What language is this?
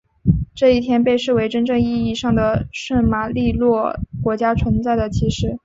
Chinese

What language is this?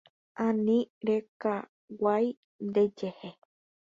Guarani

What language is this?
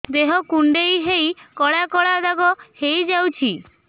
Odia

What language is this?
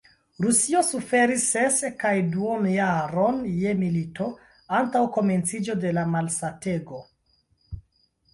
Esperanto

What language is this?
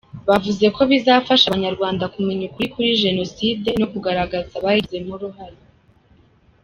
Kinyarwanda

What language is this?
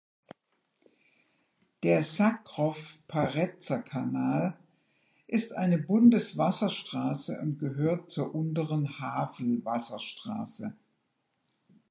German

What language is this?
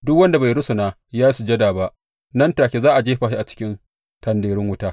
Hausa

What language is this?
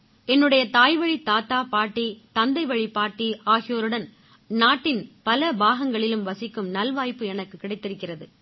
Tamil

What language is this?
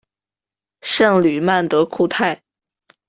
Chinese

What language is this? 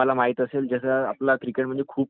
Marathi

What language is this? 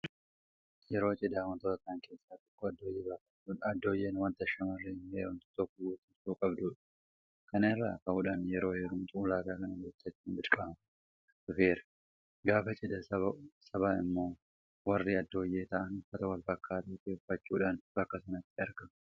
Oromo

